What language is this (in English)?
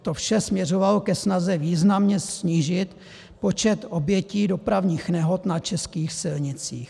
Czech